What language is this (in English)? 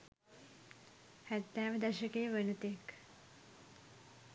Sinhala